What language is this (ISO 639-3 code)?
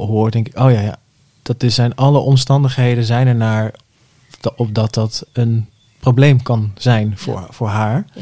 nld